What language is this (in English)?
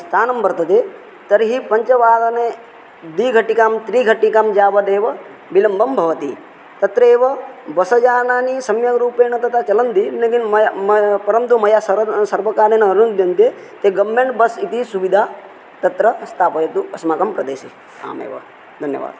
Sanskrit